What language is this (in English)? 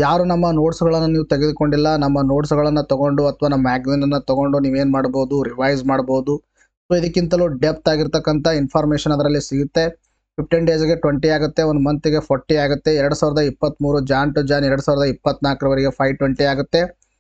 Kannada